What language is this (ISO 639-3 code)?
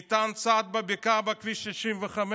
heb